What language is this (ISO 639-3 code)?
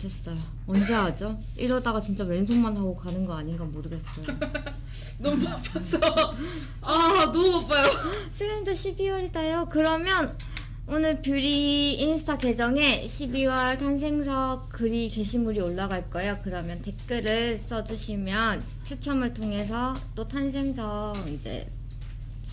kor